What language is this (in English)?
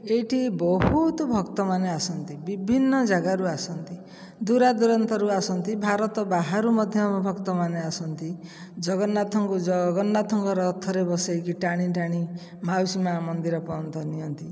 Odia